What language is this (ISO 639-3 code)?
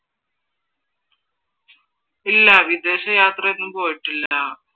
mal